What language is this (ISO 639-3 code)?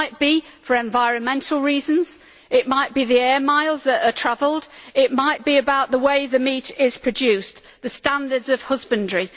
eng